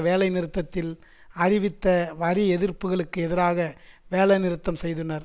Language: Tamil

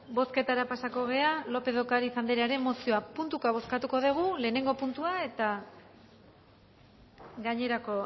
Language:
Basque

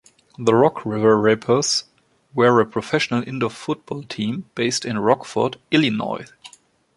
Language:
English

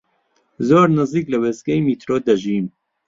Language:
Central Kurdish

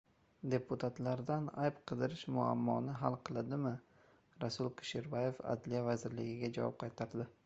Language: Uzbek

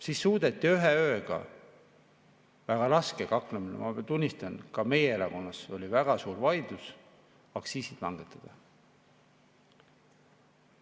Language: Estonian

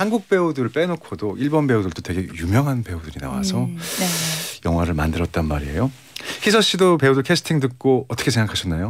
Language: Korean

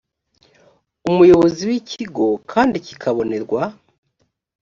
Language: Kinyarwanda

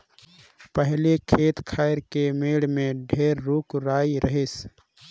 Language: Chhattisgarhi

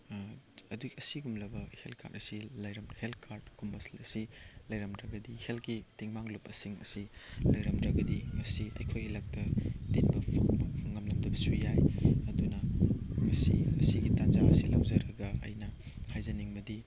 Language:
Manipuri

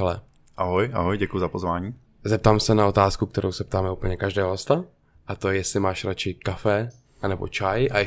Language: Czech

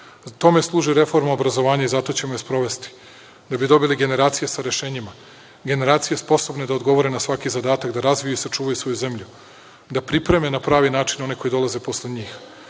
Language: Serbian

